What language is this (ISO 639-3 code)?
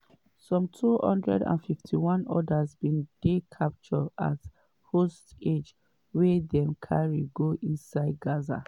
pcm